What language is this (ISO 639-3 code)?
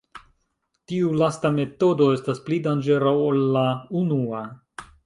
epo